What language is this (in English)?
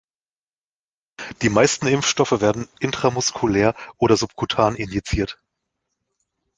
German